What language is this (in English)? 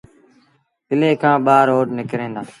Sindhi Bhil